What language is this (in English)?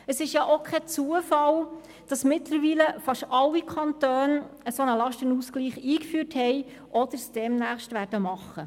Swiss German